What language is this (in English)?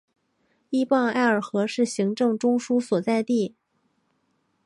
Chinese